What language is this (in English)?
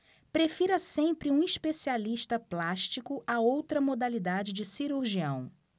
Portuguese